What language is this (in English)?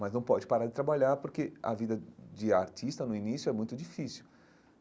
Portuguese